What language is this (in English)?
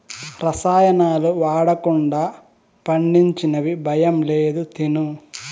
Telugu